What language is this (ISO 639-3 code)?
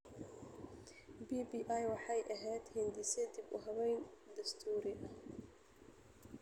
som